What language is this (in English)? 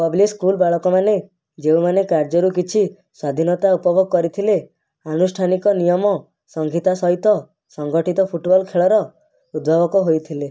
Odia